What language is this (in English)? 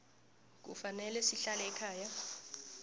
South Ndebele